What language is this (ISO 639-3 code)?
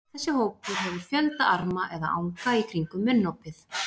isl